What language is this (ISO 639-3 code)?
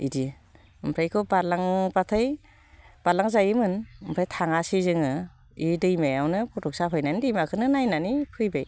brx